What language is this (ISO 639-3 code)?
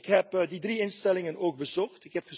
nld